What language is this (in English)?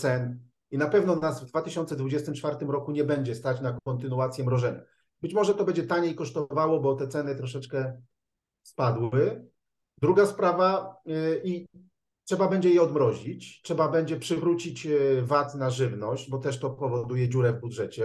Polish